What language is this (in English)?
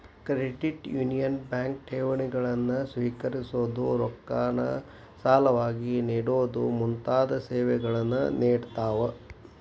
Kannada